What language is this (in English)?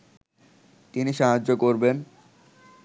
Bangla